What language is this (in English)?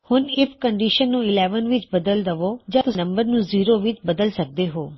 Punjabi